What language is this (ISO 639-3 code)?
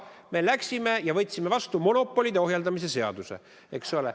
est